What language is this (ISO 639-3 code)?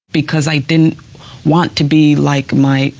eng